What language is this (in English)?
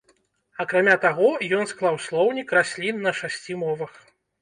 Belarusian